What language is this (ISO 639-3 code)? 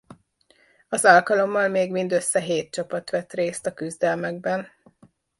hun